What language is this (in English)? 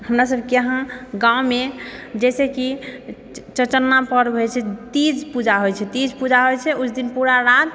Maithili